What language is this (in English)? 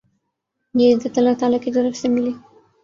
Urdu